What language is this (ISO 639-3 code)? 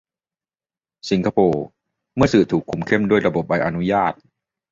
tha